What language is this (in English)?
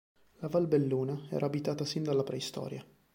Italian